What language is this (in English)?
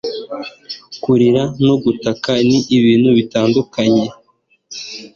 Kinyarwanda